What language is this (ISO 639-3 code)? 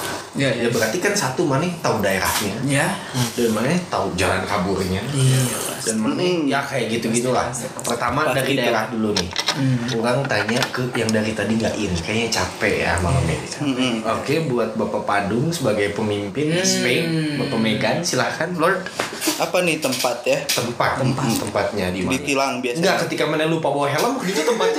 ind